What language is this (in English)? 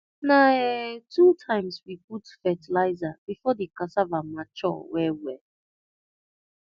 Nigerian Pidgin